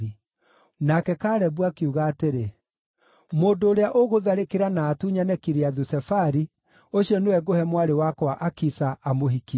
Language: Kikuyu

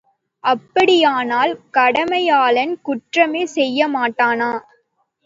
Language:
Tamil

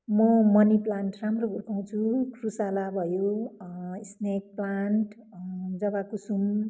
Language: Nepali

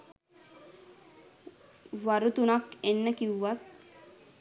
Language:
Sinhala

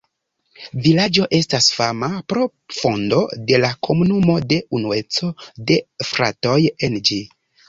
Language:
Esperanto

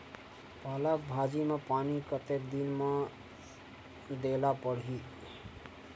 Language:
Chhattisgarhi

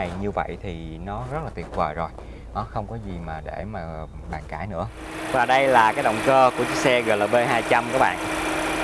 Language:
Vietnamese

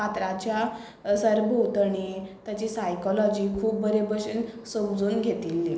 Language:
Konkani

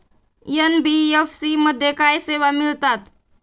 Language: Marathi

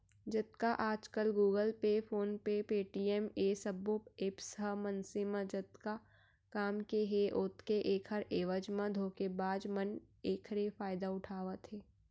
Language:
Chhattisgarhi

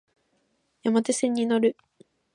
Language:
Japanese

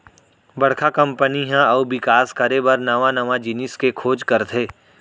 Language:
Chhattisgarhi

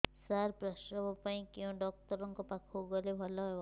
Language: Odia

